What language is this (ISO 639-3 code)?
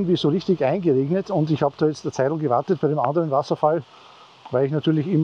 deu